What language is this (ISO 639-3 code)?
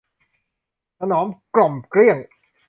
tha